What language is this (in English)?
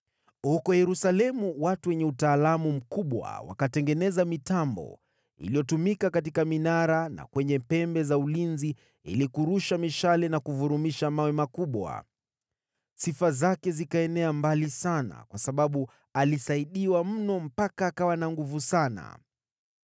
Swahili